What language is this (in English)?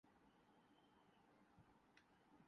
Urdu